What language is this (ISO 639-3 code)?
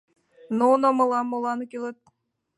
chm